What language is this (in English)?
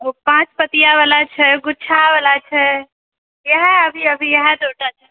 Maithili